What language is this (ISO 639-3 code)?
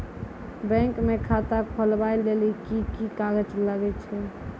mai